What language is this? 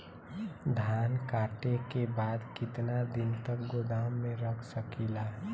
Bhojpuri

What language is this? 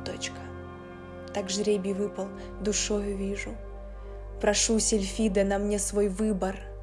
Russian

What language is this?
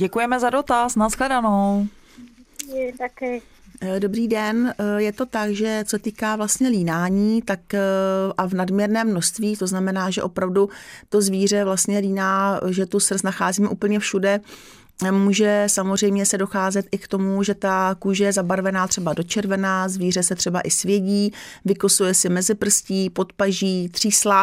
Czech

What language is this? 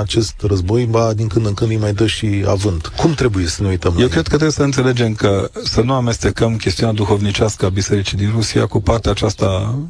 Romanian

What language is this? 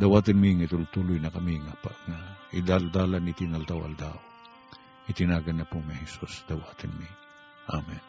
Filipino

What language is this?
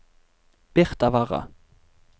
Norwegian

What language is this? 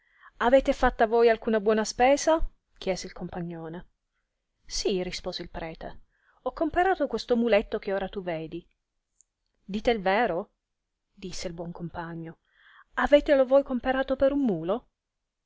Italian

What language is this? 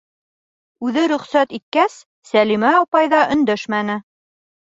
Bashkir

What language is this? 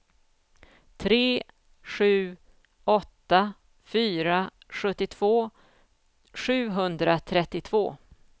Swedish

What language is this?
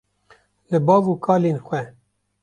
Kurdish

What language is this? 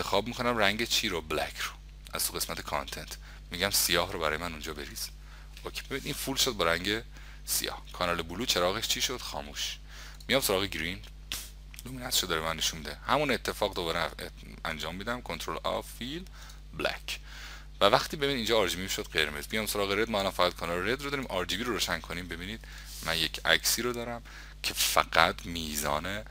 Persian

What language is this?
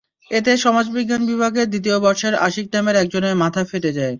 Bangla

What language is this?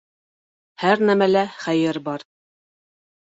Bashkir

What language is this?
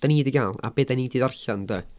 Welsh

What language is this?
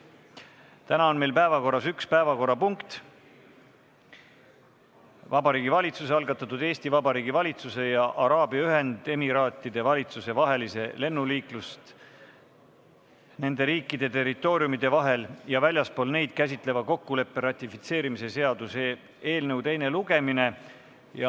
Estonian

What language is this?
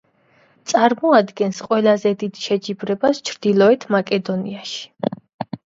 Georgian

